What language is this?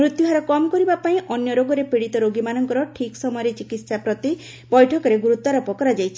Odia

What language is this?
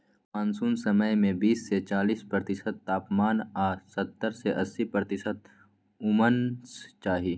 Maithili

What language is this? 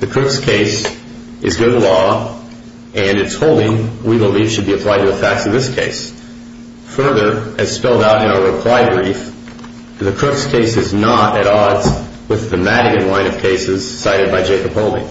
English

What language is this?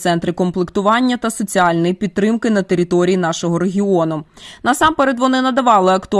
Ukrainian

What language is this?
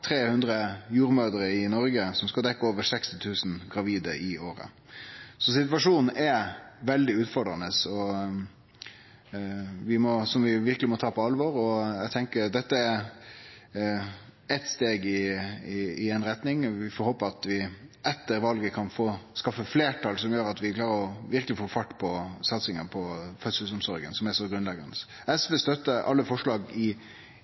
Norwegian Nynorsk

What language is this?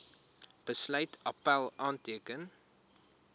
Afrikaans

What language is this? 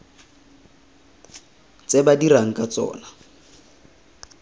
Tswana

